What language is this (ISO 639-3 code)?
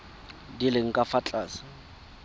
tsn